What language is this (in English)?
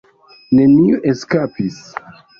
Esperanto